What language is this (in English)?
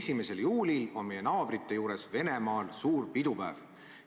Estonian